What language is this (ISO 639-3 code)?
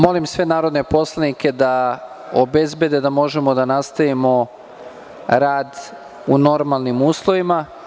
srp